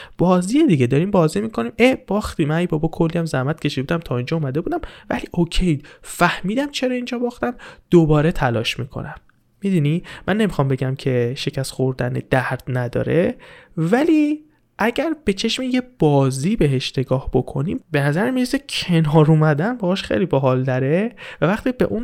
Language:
Persian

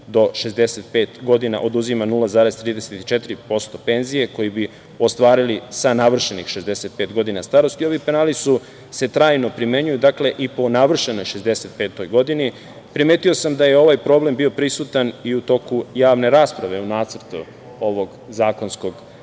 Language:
Serbian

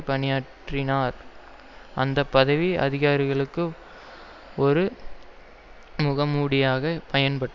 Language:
Tamil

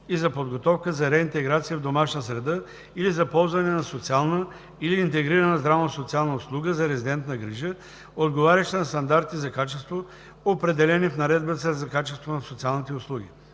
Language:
Bulgarian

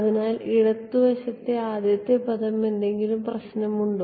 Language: Malayalam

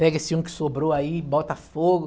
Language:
Portuguese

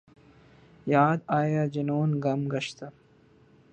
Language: Urdu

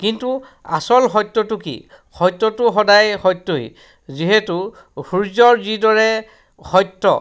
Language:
Assamese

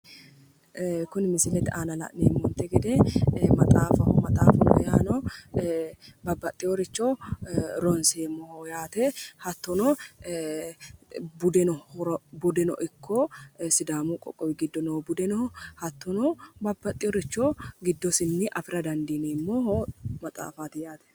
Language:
Sidamo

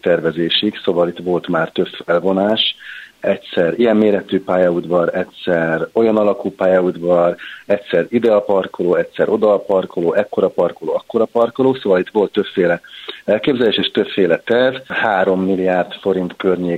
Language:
Hungarian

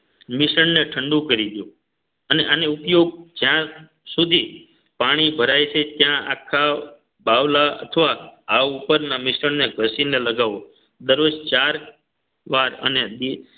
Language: Gujarati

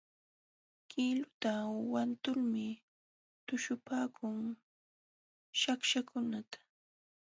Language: Jauja Wanca Quechua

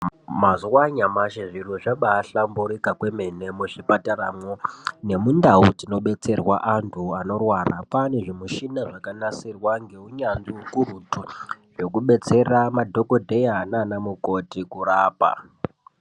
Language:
Ndau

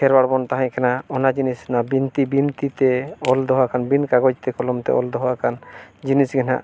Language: Santali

